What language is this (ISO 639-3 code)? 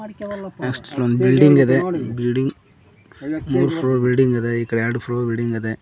kan